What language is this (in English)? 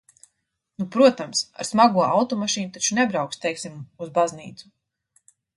Latvian